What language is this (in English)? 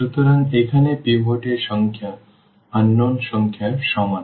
Bangla